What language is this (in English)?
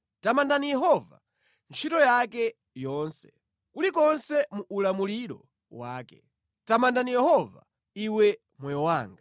Nyanja